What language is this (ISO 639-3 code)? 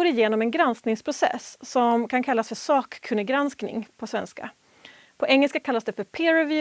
swe